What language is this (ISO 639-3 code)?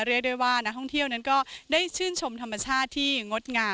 tha